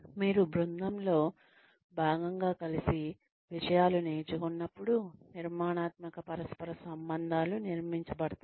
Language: Telugu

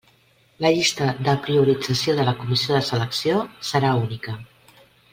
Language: Catalan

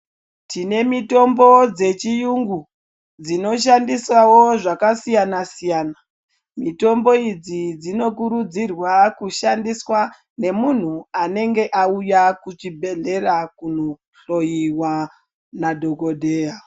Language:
Ndau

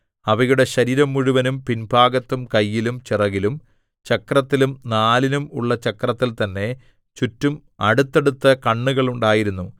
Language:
Malayalam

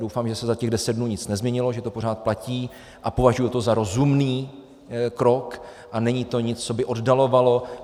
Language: Czech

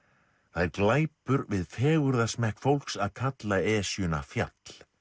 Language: Icelandic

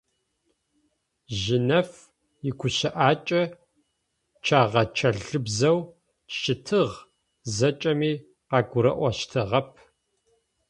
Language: Adyghe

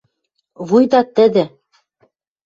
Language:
Western Mari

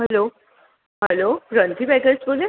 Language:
Gujarati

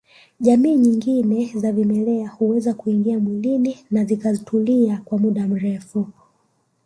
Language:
Swahili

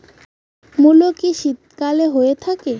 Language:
Bangla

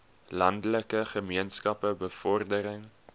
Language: Afrikaans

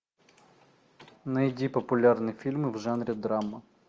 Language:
Russian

